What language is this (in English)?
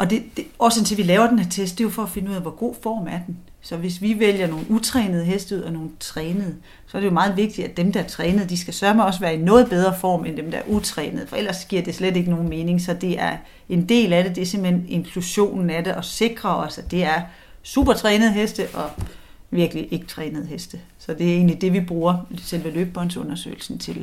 Danish